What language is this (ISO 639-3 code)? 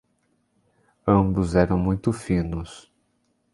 por